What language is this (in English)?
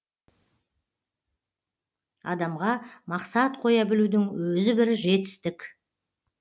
Kazakh